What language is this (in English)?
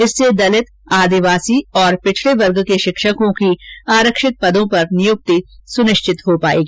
Hindi